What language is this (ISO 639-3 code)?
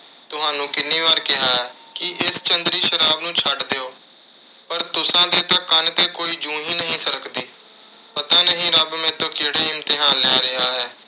pan